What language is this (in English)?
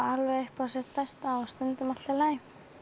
Icelandic